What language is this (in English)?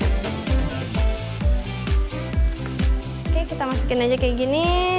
Indonesian